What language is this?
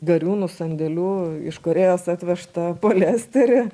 Lithuanian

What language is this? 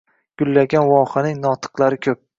Uzbek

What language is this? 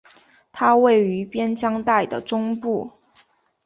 Chinese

